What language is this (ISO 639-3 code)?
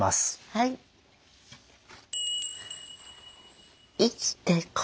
jpn